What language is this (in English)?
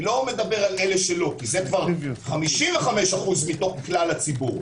Hebrew